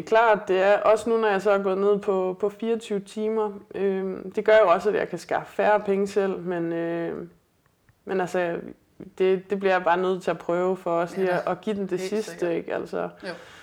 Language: Danish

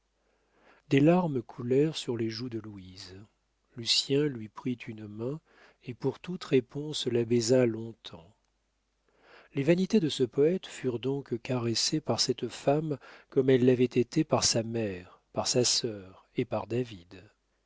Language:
French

